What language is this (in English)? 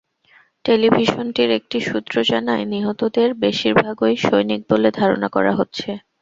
Bangla